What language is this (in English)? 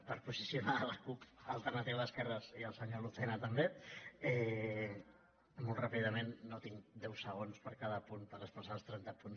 Catalan